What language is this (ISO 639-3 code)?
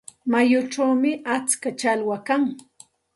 qxt